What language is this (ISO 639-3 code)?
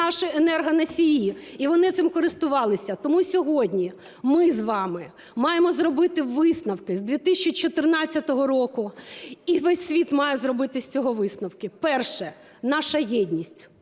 ukr